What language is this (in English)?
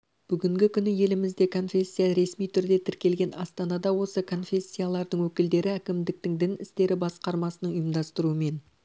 Kazakh